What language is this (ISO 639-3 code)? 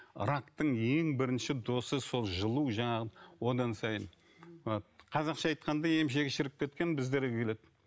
kaz